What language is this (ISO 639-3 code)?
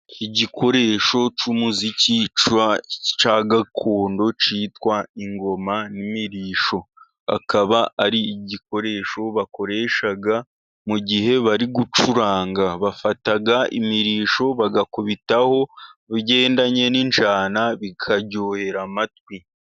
kin